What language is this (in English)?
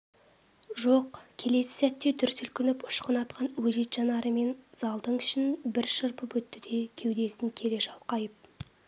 Kazakh